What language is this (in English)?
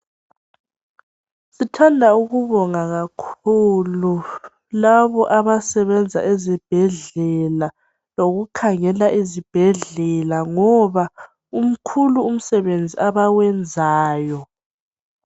North Ndebele